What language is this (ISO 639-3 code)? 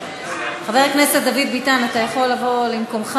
heb